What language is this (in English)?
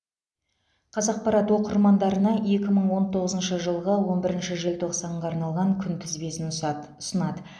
Kazakh